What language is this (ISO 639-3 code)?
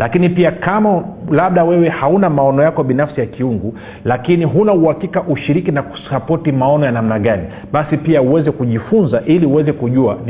swa